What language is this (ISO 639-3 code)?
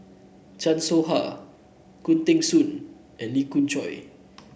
eng